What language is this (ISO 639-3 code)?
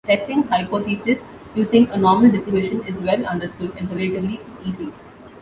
eng